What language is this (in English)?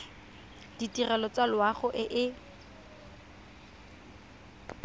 Tswana